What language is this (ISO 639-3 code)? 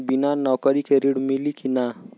bho